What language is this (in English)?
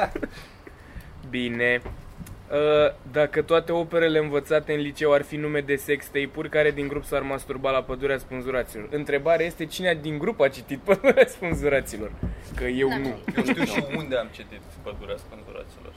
Romanian